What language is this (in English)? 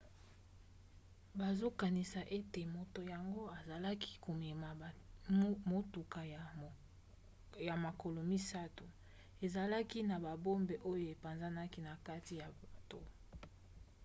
Lingala